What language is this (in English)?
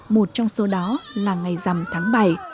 Vietnamese